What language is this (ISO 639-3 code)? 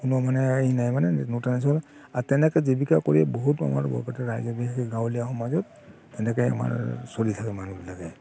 asm